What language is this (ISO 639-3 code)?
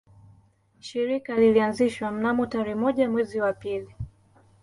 swa